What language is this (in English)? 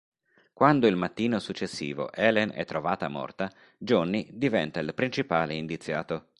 Italian